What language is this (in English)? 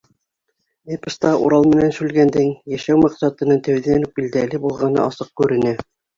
Bashkir